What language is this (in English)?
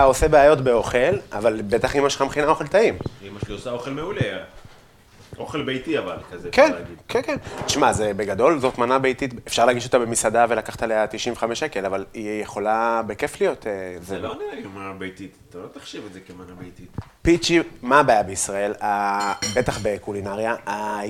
Hebrew